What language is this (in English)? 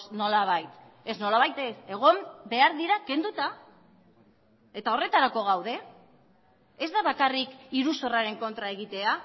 Basque